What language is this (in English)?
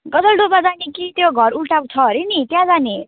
Nepali